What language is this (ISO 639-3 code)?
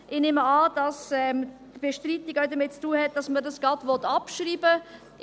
gsw